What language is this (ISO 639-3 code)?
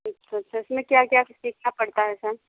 hin